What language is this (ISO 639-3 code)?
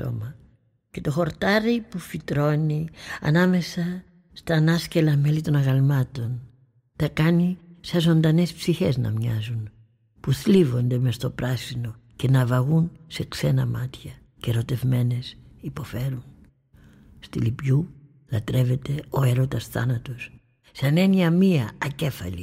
ell